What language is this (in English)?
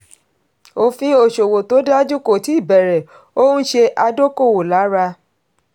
Yoruba